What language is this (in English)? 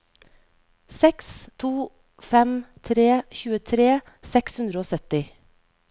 Norwegian